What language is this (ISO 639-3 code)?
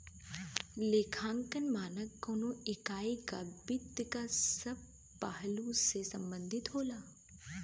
bho